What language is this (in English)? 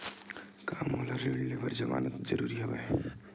Chhattisgarhi